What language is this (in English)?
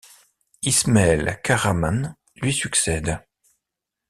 French